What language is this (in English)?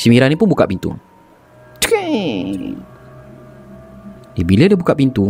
Malay